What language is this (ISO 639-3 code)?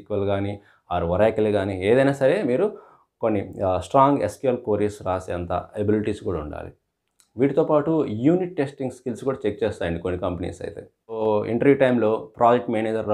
tel